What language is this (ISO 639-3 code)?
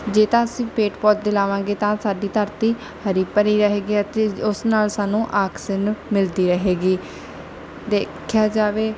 pan